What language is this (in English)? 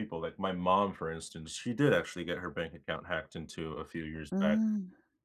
English